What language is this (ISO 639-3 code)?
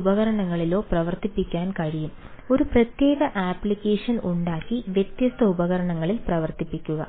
mal